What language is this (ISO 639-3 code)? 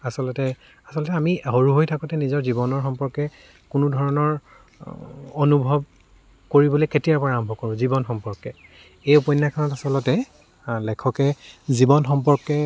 asm